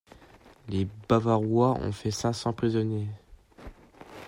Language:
French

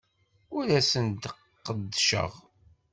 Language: Kabyle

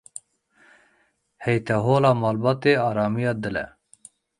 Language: Kurdish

